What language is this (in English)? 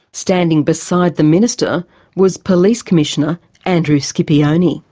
English